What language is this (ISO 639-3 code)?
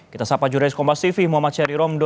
ind